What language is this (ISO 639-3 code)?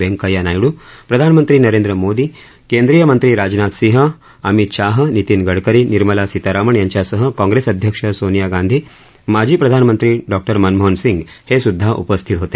mar